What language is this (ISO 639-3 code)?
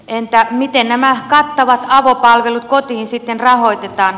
fin